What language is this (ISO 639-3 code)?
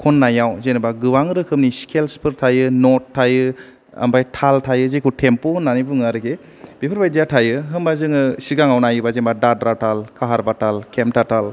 brx